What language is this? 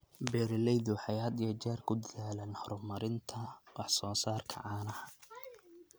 Somali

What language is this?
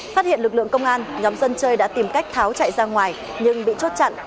Vietnamese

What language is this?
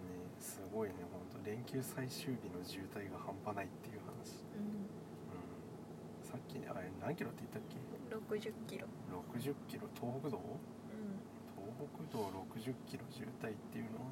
Japanese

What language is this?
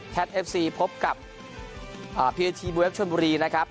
Thai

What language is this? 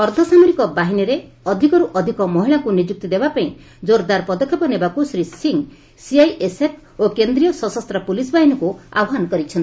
Odia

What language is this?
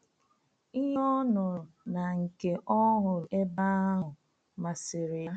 Igbo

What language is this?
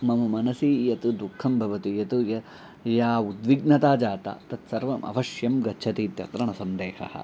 Sanskrit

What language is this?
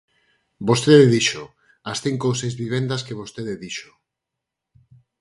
Galician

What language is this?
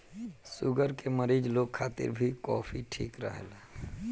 Bhojpuri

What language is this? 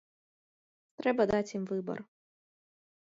Belarusian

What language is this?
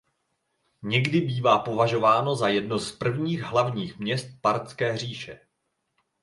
Czech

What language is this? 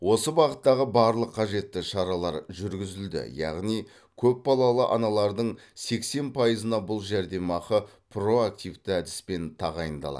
Kazakh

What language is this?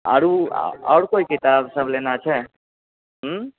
Maithili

